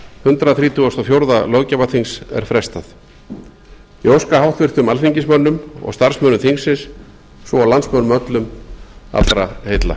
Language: Icelandic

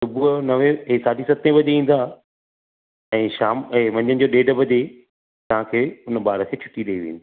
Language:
Sindhi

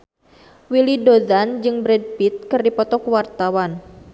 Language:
Sundanese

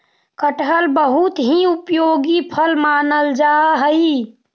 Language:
Magahi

